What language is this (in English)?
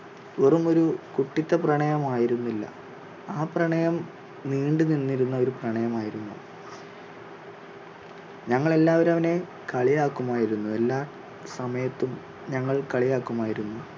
Malayalam